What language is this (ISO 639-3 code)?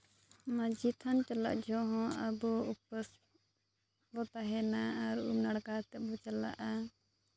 sat